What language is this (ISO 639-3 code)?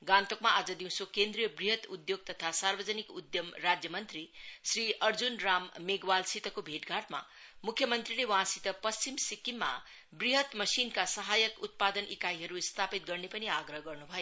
nep